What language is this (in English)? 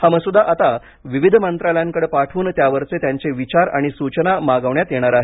Marathi